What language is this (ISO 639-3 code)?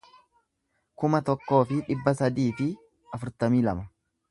orm